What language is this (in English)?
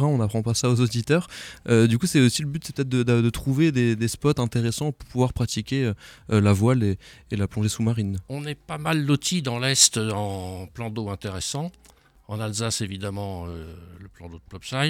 French